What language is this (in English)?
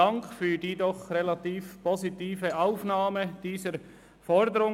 Swiss German